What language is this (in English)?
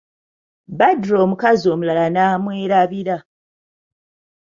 Ganda